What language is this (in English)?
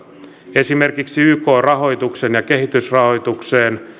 Finnish